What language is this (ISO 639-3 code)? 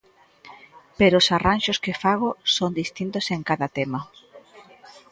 glg